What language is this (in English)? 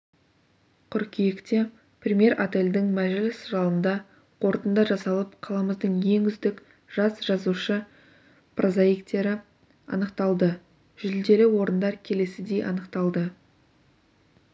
Kazakh